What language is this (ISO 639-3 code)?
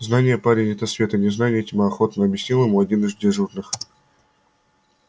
rus